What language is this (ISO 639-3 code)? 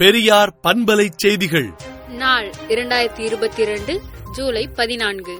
tam